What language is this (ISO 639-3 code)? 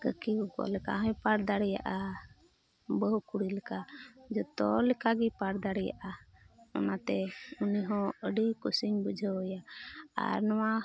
sat